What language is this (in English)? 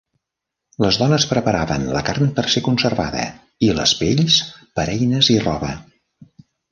Catalan